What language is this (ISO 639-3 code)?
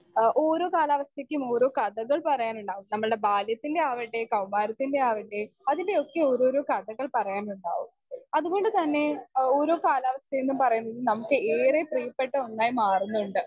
mal